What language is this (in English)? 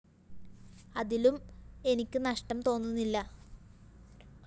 Malayalam